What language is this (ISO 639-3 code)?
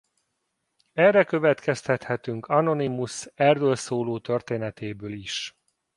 hun